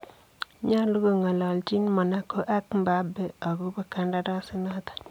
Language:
Kalenjin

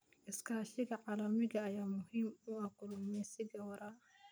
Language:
Somali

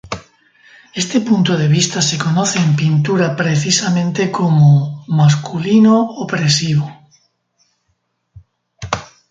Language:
Spanish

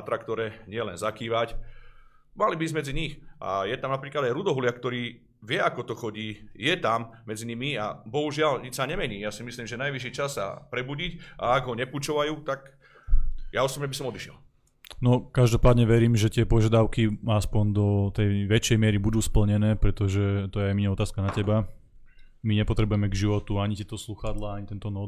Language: Slovak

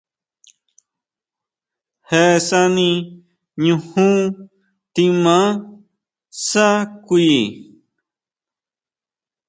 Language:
Huautla Mazatec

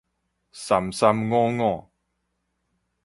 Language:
Min Nan Chinese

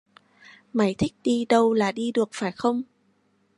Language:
Vietnamese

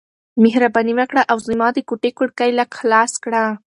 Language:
Pashto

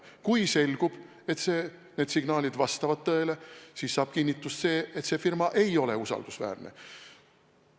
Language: Estonian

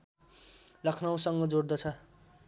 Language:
Nepali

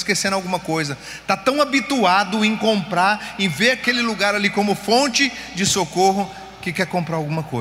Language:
Portuguese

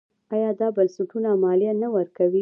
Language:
Pashto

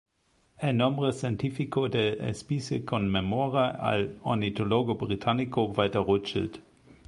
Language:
Spanish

